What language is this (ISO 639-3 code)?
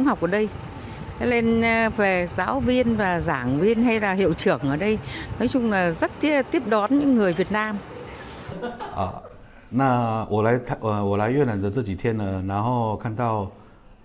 vie